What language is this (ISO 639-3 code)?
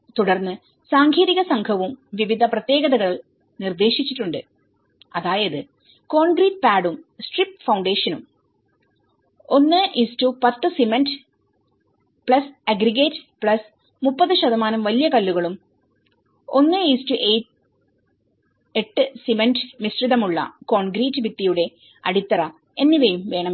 mal